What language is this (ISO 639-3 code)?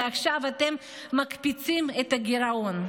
heb